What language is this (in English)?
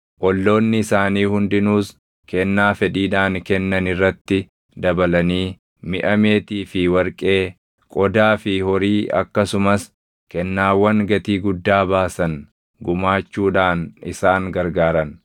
Oromo